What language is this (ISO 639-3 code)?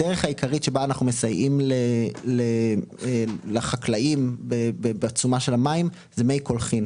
heb